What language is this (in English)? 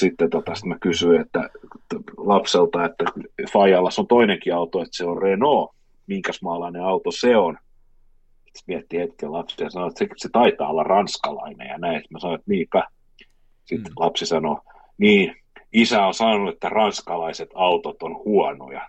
Finnish